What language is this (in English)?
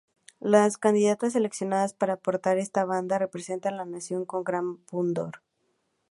Spanish